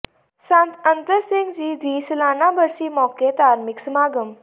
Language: Punjabi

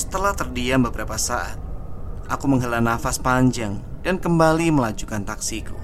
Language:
Indonesian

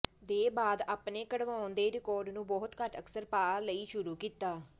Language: Punjabi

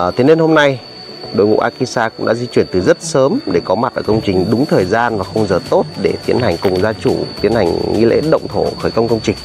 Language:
Vietnamese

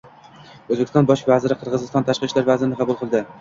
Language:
Uzbek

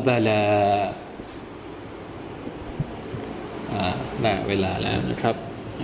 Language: Thai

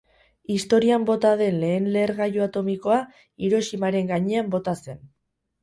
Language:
Basque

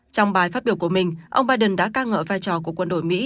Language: Vietnamese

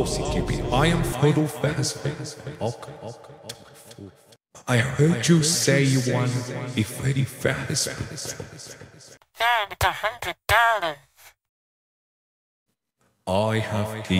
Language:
English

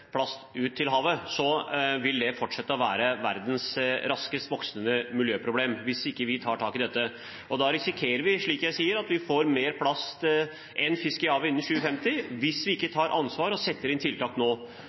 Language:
Norwegian Bokmål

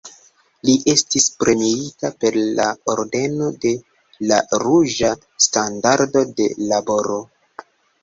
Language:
Esperanto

